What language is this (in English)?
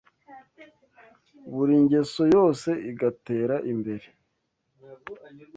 Kinyarwanda